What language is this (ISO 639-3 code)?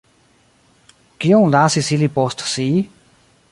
epo